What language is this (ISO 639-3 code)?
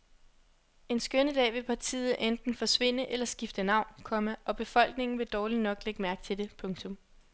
dan